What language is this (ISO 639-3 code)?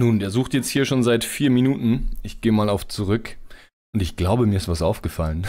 deu